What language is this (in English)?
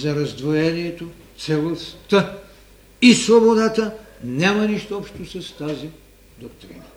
Bulgarian